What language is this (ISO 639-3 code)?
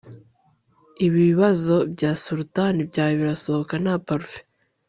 kin